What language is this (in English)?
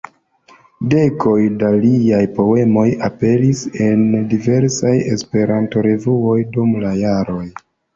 Esperanto